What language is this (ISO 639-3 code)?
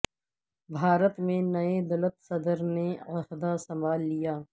urd